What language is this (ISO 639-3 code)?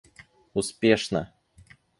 rus